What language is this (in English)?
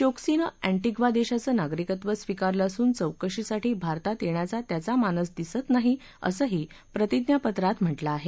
Marathi